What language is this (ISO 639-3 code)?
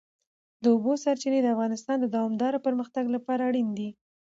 pus